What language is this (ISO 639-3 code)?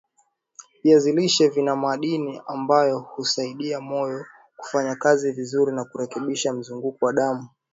swa